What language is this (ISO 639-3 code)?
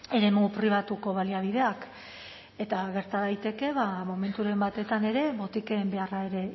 eus